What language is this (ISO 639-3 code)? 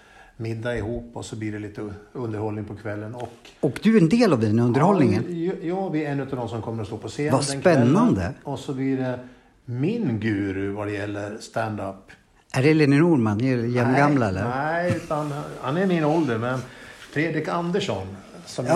swe